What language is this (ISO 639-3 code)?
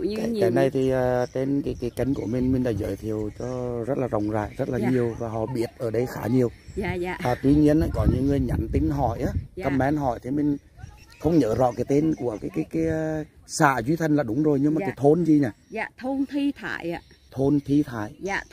vie